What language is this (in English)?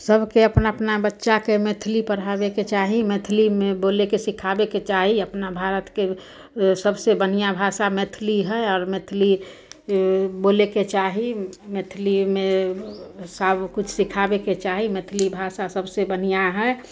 Maithili